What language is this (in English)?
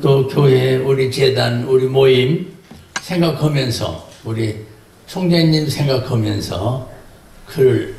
Korean